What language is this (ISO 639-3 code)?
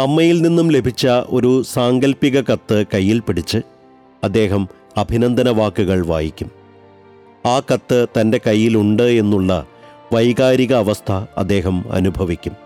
mal